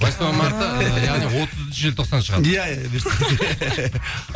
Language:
Kazakh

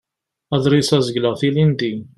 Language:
Kabyle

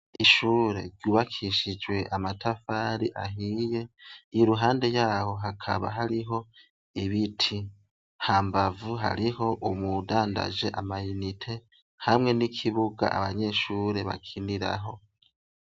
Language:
Rundi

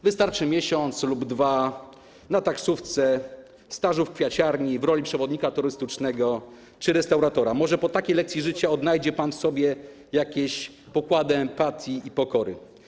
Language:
Polish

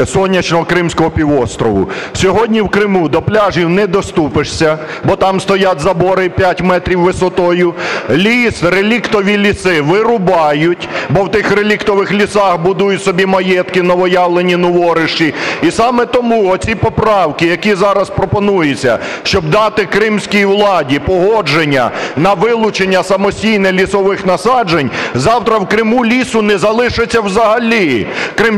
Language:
Ukrainian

